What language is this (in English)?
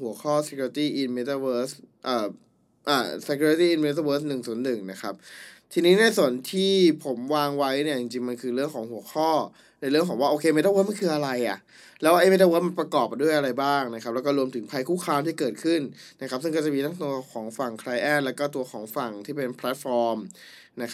Thai